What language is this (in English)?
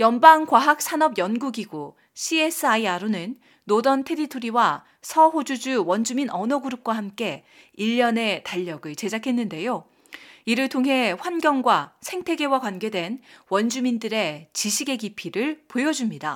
Korean